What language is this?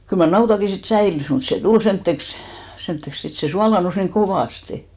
Finnish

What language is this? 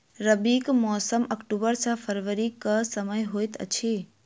Maithili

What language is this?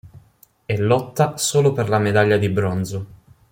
Italian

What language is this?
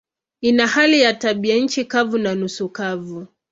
Swahili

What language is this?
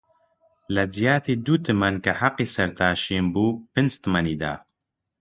Central Kurdish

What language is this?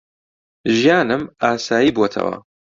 Central Kurdish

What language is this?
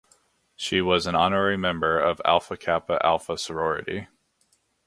English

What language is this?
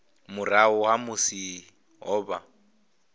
Venda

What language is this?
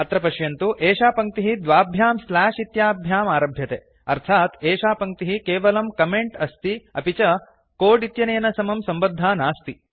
Sanskrit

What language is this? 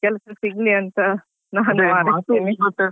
Kannada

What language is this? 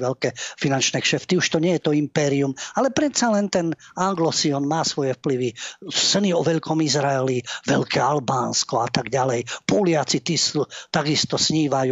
Slovak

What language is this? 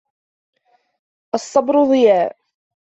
Arabic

